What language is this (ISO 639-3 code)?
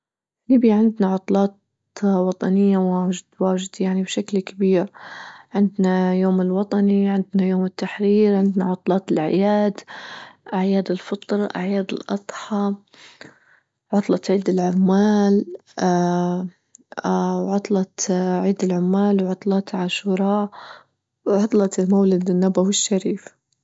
ayl